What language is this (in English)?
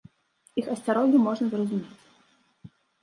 Belarusian